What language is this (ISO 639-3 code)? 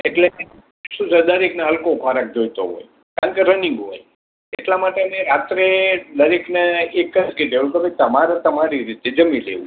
guj